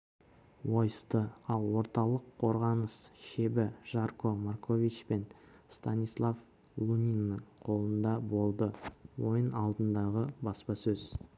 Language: Kazakh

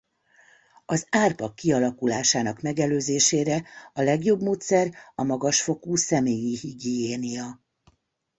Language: Hungarian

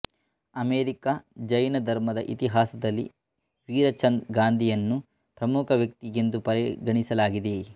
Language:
Kannada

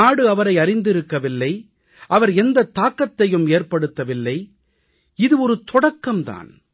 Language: Tamil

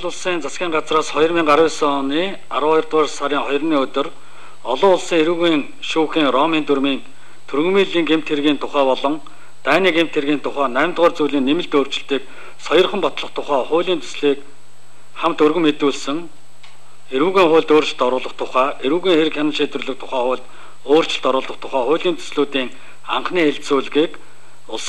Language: Dutch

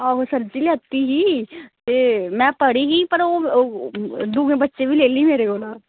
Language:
Dogri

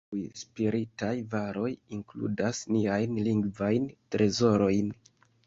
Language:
Esperanto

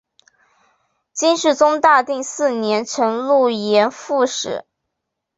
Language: Chinese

